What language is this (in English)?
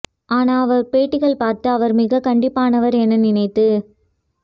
Tamil